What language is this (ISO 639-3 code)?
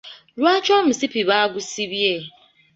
lug